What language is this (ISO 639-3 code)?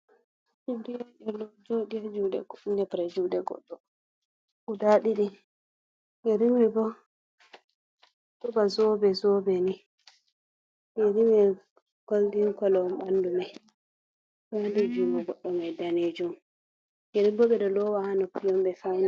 ful